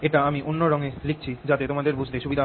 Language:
Bangla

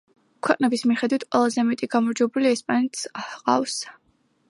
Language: Georgian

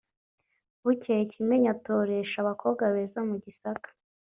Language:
Kinyarwanda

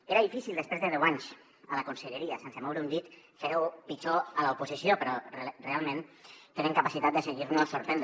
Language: Catalan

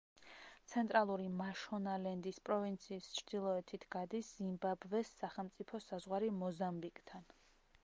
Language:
Georgian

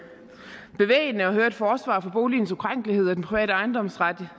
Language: Danish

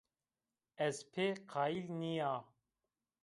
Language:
Zaza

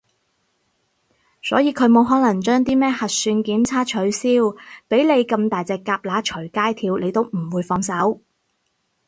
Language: Cantonese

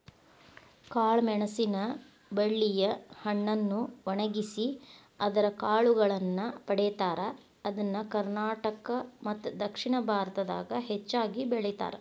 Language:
Kannada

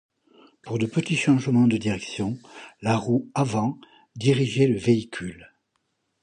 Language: French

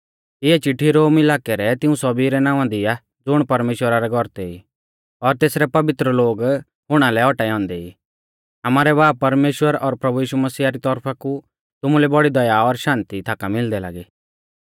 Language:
Mahasu Pahari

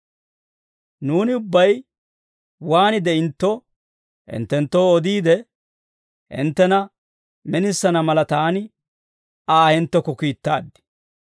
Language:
Dawro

